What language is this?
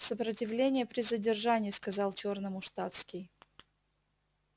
Russian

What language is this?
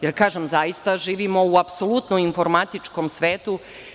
Serbian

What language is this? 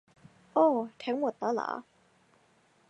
Thai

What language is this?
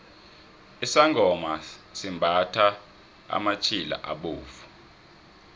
South Ndebele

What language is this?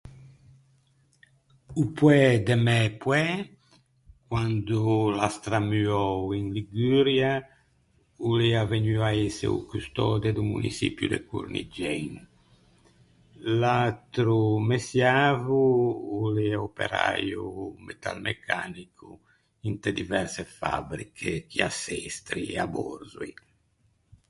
Ligurian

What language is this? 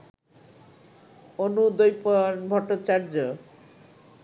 Bangla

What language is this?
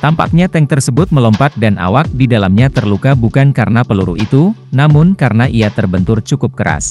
Indonesian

